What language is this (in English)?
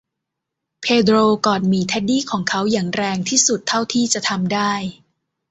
Thai